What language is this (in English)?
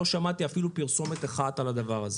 Hebrew